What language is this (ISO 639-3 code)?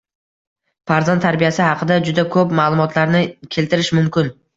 uzb